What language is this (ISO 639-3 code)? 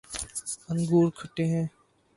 urd